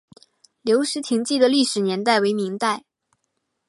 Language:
Chinese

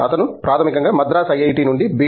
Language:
Telugu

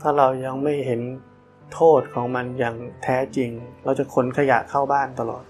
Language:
Thai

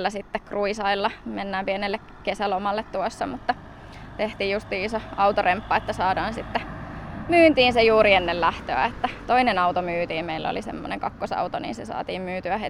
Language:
Finnish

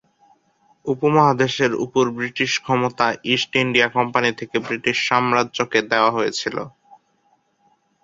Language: Bangla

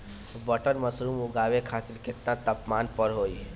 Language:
Bhojpuri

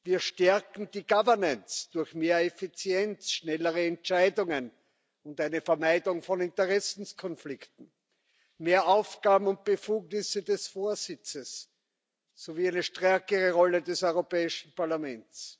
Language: German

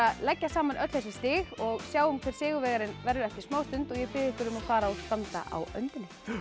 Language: Icelandic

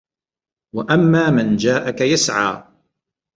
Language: Arabic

